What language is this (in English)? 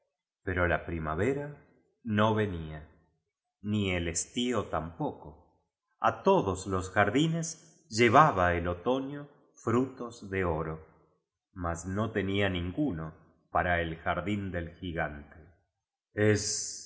Spanish